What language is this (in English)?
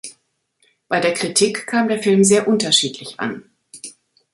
German